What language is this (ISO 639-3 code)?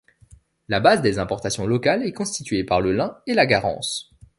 fra